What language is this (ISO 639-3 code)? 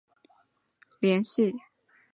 zho